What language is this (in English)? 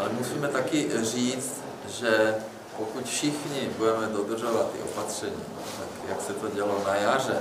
Czech